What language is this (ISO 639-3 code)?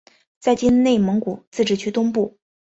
zho